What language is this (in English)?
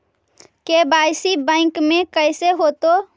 Magahi